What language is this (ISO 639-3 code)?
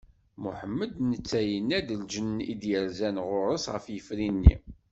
kab